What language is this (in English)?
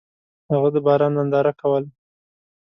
Pashto